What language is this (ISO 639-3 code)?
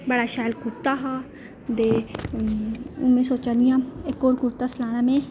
doi